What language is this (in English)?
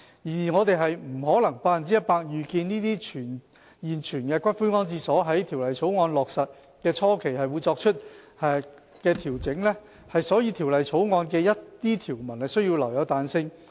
Cantonese